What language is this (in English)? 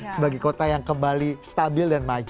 Indonesian